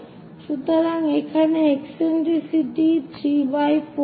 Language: Bangla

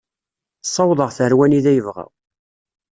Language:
Kabyle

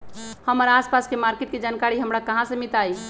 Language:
Magahi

